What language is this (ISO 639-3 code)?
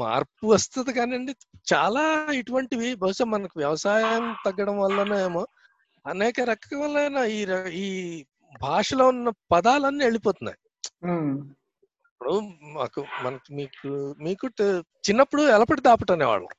tel